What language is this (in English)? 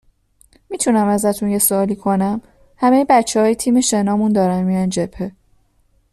Persian